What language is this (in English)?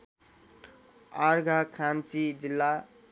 Nepali